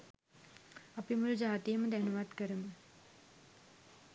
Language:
Sinhala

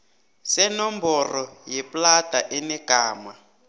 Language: South Ndebele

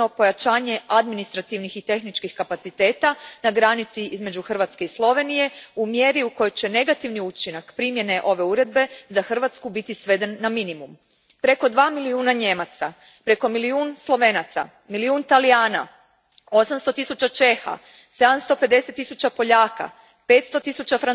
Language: Croatian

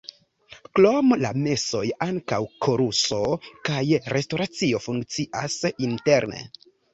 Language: Esperanto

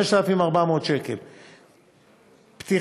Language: Hebrew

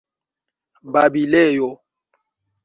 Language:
Esperanto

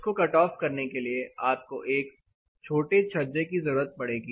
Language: Hindi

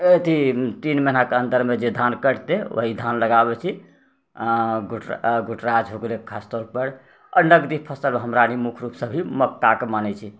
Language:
Maithili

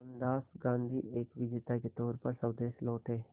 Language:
Hindi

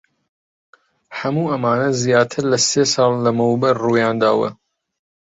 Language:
Central Kurdish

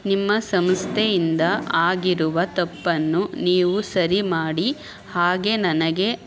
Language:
Kannada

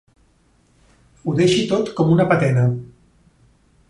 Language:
Catalan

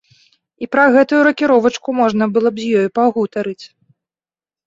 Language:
Belarusian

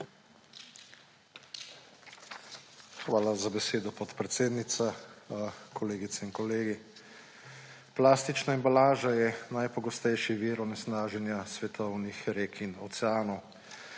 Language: Slovenian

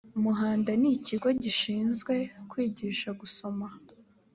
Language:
Kinyarwanda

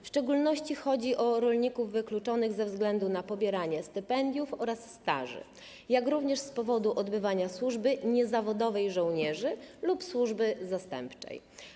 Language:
Polish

